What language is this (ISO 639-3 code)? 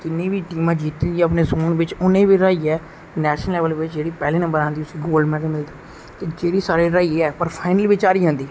doi